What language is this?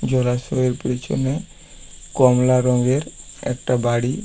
Bangla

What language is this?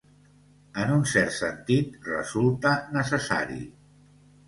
Catalan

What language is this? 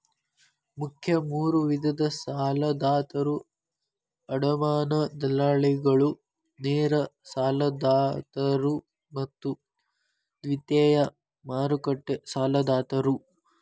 Kannada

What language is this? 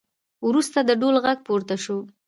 Pashto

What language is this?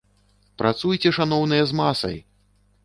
Belarusian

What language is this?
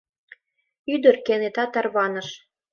Mari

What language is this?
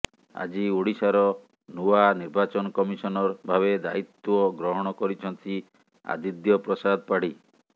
Odia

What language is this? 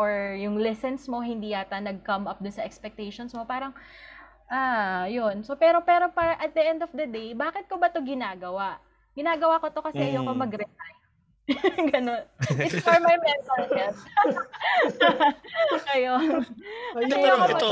Filipino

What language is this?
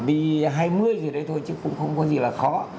Vietnamese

